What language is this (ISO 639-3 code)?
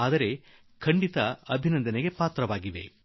kan